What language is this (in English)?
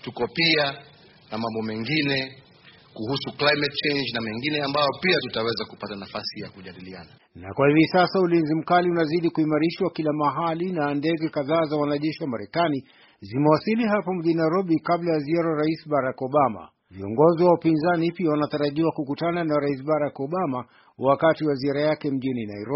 Swahili